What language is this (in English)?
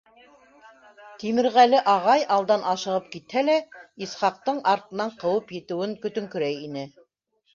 Bashkir